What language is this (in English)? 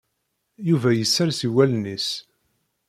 Kabyle